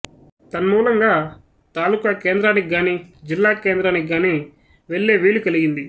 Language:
Telugu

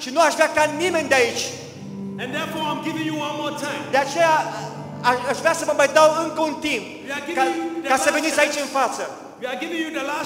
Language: Romanian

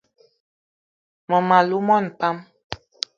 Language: Eton (Cameroon)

